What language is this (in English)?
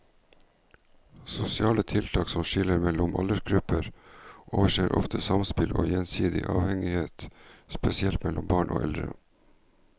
Norwegian